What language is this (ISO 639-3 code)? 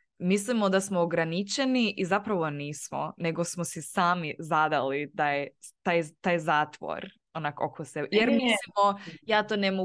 hrv